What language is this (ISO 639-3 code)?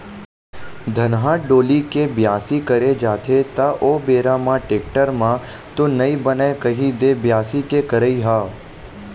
hne